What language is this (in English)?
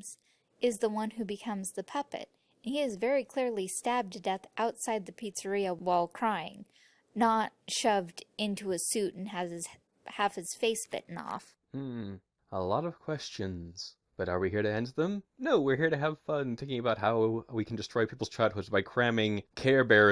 English